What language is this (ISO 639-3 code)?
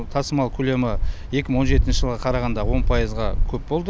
kaz